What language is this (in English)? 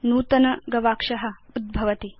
Sanskrit